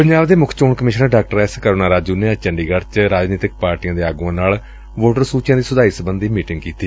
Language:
Punjabi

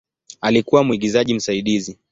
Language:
Swahili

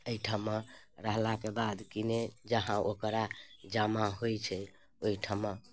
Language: Maithili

